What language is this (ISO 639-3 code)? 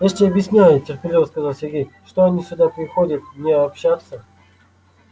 rus